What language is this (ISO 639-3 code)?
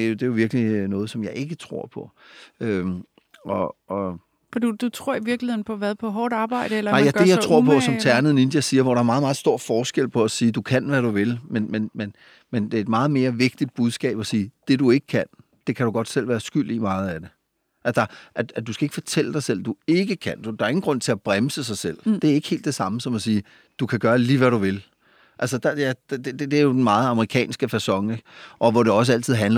dan